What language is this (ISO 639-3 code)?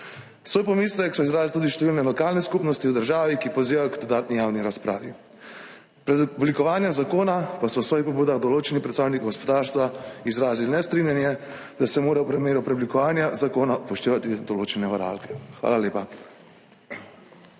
slv